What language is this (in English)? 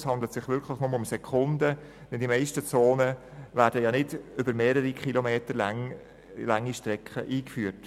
Swiss German